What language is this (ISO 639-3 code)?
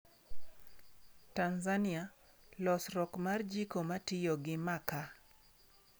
luo